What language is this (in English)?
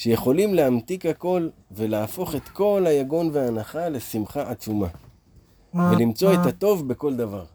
Hebrew